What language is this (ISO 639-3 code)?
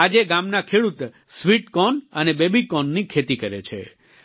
guj